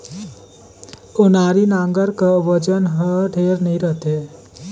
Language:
Chhattisgarhi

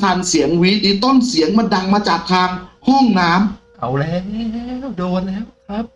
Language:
Thai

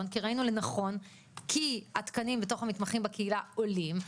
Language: Hebrew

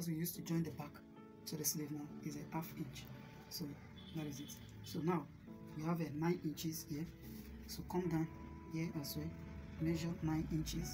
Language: English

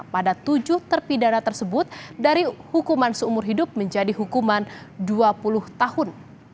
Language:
Indonesian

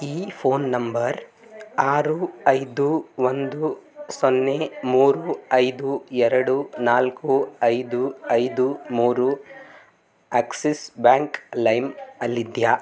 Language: Kannada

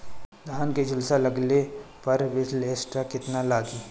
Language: Bhojpuri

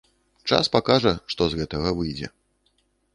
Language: Belarusian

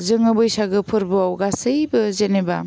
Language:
Bodo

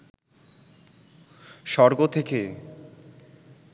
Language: Bangla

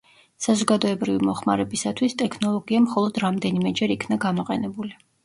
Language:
Georgian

